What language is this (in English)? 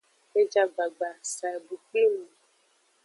Aja (Benin)